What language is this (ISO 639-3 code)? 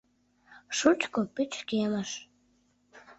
chm